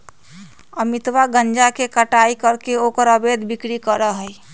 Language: Magahi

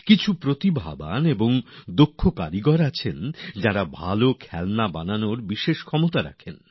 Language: Bangla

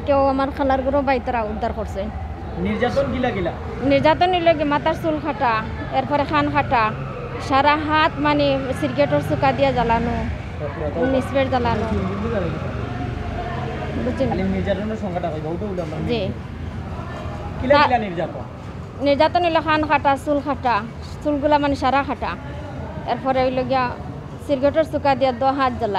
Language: Romanian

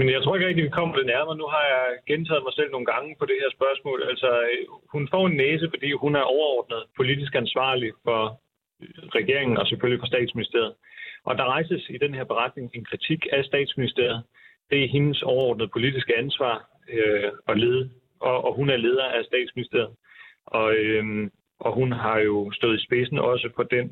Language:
Danish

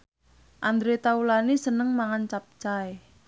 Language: Javanese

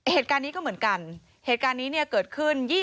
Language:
Thai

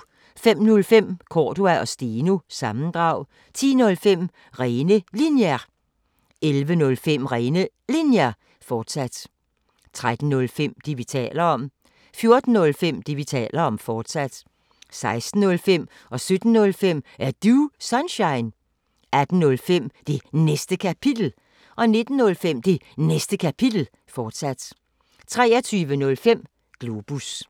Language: Danish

